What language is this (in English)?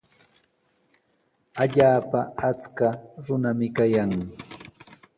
Sihuas Ancash Quechua